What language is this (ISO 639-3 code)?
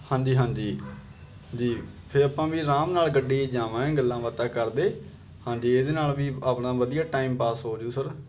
pan